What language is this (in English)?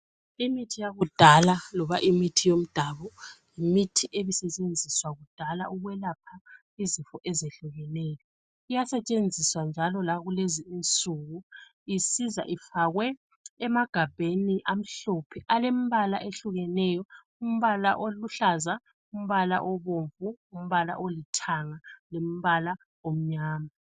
North Ndebele